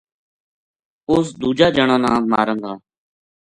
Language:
Gujari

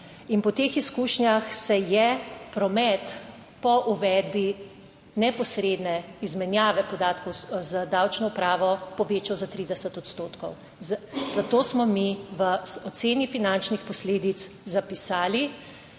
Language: Slovenian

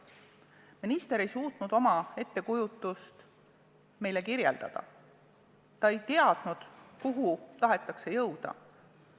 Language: Estonian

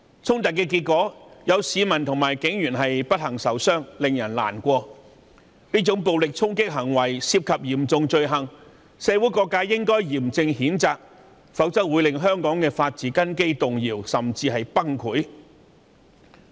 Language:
Cantonese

